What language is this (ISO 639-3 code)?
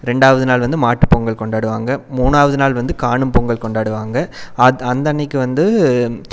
tam